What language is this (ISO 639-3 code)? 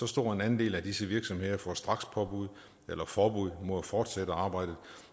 dan